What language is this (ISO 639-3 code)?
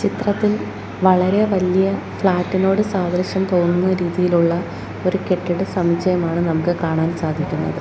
mal